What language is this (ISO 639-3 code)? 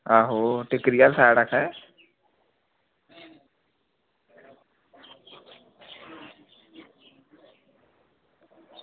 doi